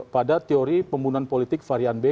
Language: Indonesian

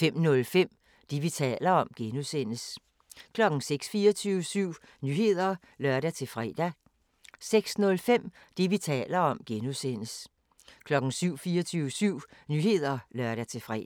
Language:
Danish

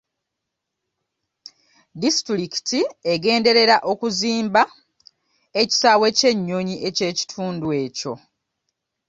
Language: Ganda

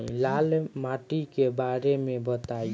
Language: Bhojpuri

